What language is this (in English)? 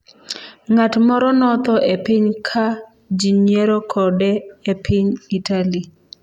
Luo (Kenya and Tanzania)